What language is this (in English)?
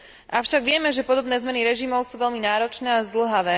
Slovak